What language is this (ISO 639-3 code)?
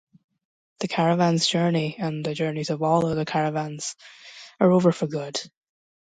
eng